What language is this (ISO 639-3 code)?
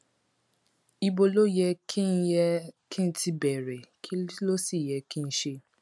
yor